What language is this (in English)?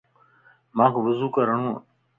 Lasi